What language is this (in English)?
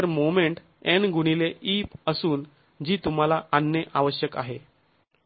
Marathi